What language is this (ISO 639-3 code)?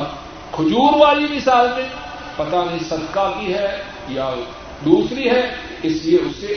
urd